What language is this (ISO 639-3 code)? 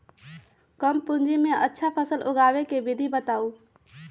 mag